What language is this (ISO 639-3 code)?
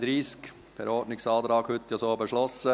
gsw